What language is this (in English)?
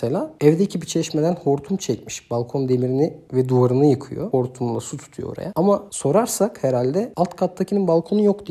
Turkish